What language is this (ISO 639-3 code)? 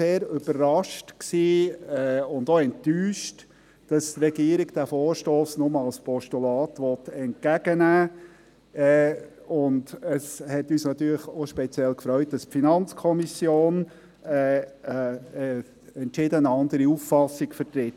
gsw